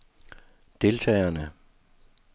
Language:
Danish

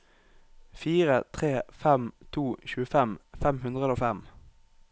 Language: Norwegian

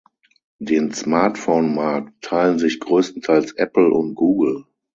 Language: German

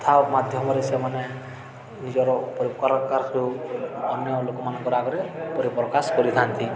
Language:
Odia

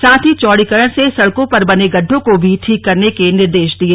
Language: Hindi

